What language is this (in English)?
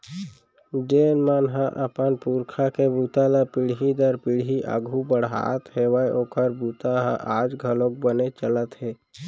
Chhattisgarhi